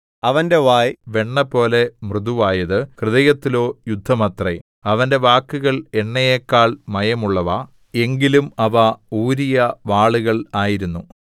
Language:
Malayalam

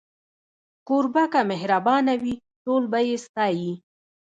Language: Pashto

